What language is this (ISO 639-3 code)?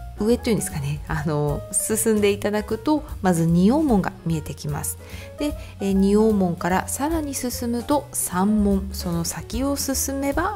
jpn